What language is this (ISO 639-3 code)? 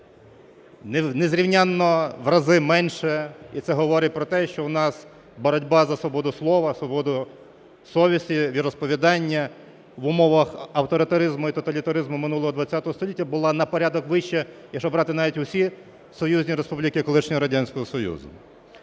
ukr